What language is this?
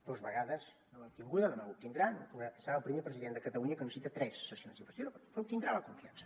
Catalan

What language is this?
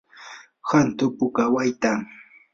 Yanahuanca Pasco Quechua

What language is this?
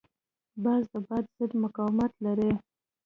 Pashto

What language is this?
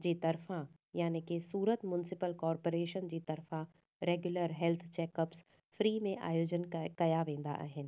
Sindhi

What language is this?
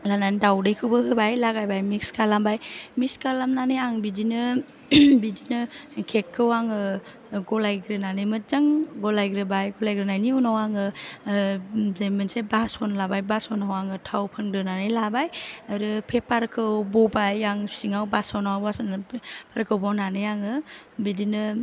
Bodo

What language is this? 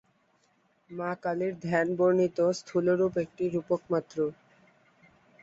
Bangla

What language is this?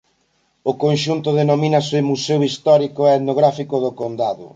Galician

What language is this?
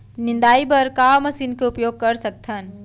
Chhattisgarhi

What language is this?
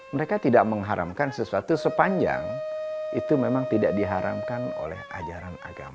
Indonesian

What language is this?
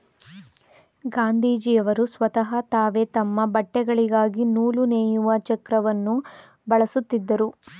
Kannada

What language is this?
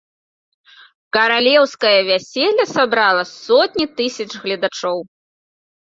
Belarusian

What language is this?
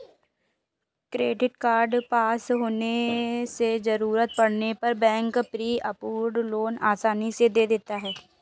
Hindi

